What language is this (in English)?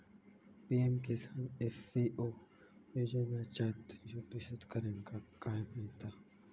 Marathi